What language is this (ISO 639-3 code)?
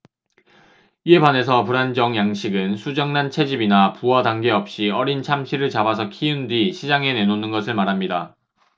kor